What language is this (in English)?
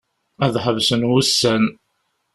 Kabyle